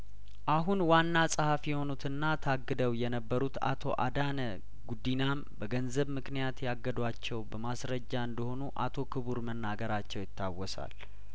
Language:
Amharic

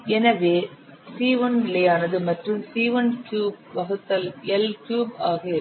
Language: Tamil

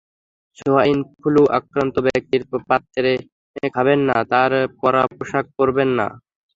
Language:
Bangla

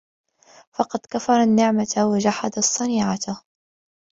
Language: Arabic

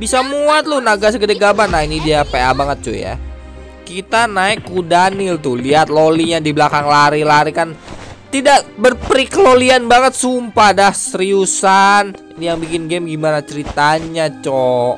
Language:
Indonesian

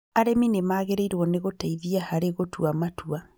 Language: Kikuyu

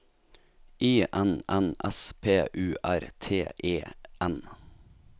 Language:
Norwegian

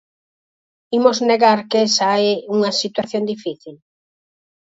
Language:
Galician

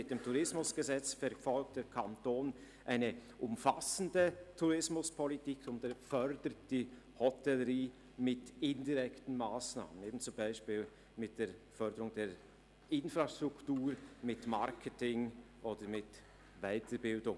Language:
Swiss German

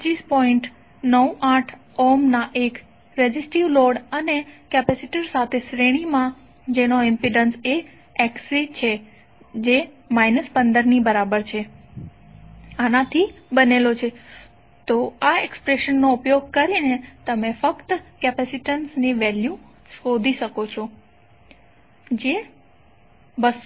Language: Gujarati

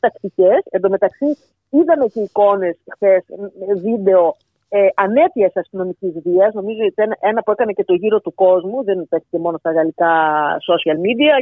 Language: Greek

